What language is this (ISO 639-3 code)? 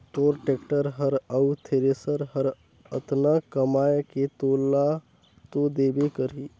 hne